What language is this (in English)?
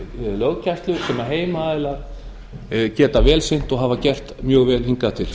Icelandic